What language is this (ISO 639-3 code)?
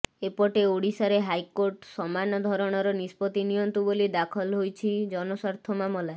ori